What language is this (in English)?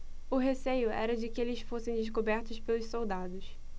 Portuguese